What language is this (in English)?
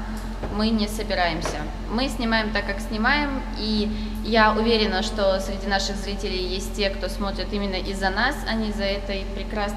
Russian